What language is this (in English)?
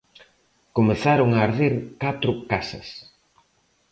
Galician